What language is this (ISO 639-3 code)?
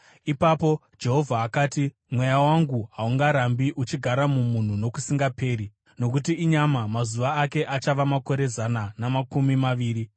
sna